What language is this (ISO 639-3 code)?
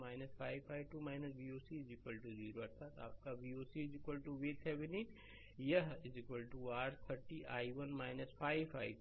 hin